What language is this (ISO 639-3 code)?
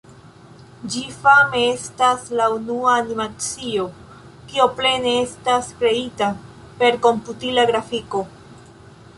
epo